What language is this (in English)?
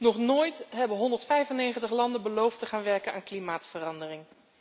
Dutch